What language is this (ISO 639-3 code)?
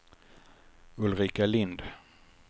swe